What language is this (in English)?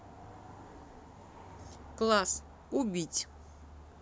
Russian